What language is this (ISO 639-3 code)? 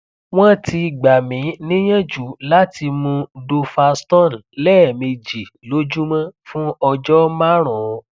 yor